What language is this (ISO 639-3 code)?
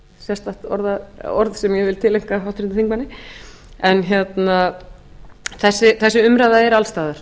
isl